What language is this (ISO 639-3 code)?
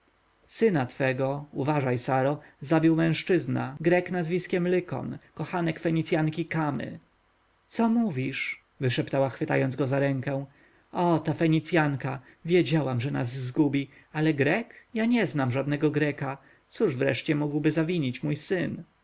pol